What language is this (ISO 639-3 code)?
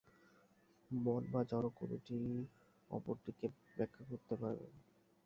ben